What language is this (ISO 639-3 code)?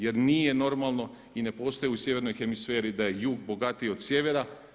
hrv